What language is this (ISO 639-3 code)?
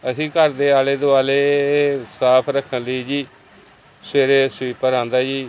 pan